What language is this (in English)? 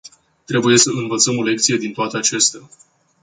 Romanian